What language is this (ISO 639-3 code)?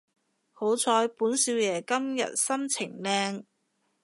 yue